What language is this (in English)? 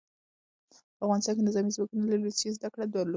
Pashto